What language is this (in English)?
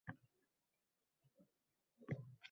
Uzbek